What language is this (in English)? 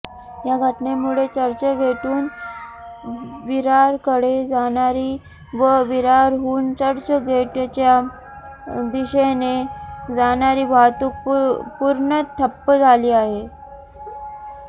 Marathi